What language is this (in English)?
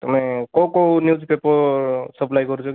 Odia